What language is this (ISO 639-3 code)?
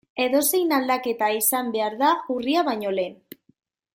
eus